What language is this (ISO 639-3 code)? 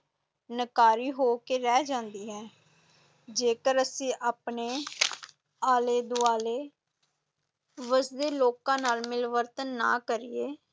pan